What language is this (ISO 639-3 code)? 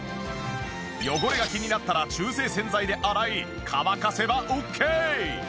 jpn